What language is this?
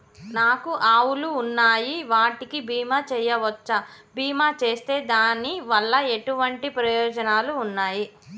Telugu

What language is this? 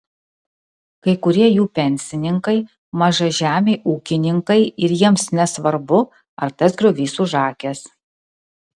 Lithuanian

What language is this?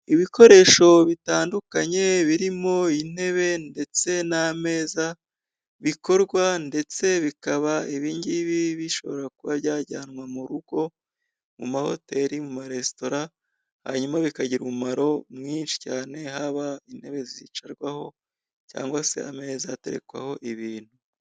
Kinyarwanda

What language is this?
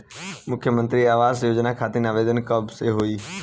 Bhojpuri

